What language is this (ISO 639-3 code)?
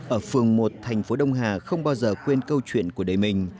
vie